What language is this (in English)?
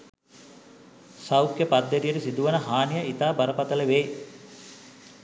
Sinhala